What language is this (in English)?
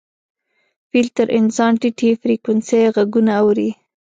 Pashto